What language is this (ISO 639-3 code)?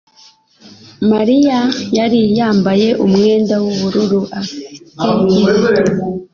kin